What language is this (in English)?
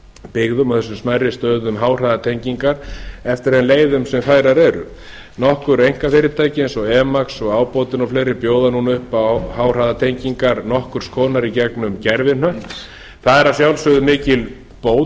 Icelandic